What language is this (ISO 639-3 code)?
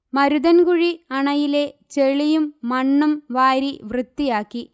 mal